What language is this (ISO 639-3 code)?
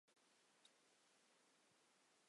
zho